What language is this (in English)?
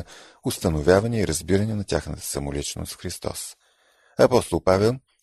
Bulgarian